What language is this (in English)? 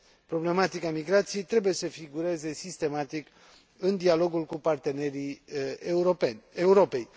Romanian